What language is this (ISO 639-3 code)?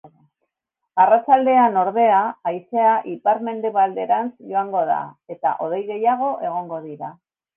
eus